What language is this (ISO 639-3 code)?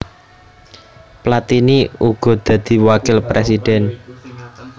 jav